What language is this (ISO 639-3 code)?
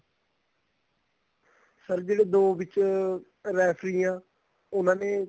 pan